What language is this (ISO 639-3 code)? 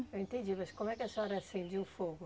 por